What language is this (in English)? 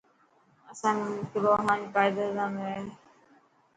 Dhatki